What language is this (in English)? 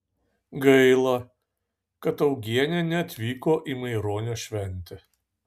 Lithuanian